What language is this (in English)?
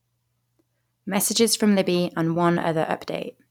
English